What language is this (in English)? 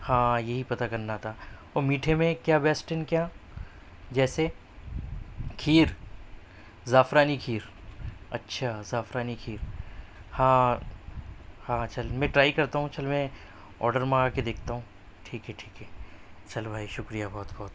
Urdu